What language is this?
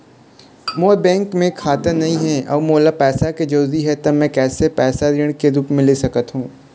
Chhattisgarhi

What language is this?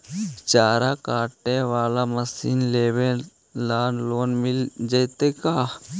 Magahi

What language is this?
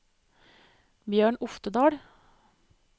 Norwegian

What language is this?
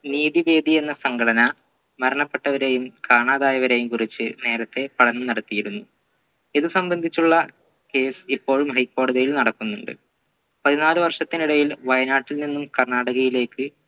Malayalam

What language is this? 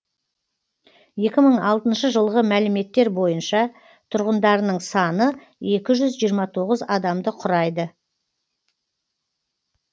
Kazakh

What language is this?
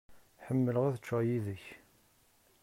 Kabyle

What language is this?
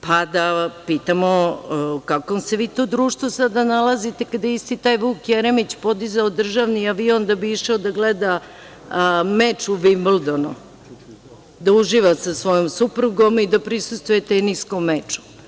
Serbian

